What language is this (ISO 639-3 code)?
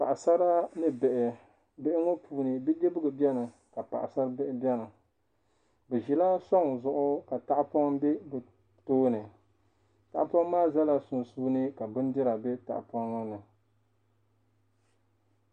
dag